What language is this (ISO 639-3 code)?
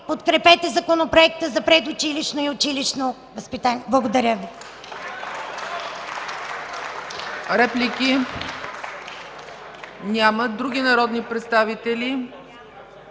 bul